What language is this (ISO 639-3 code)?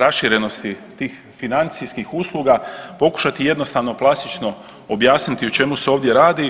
hrv